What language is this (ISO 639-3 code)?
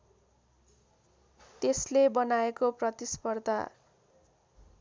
nep